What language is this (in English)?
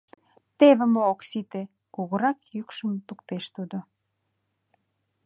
Mari